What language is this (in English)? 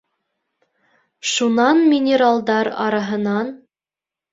Bashkir